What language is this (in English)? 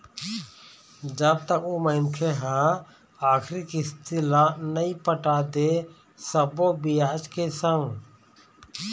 Chhattisgarhi